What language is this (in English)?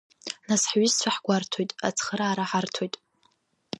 Abkhazian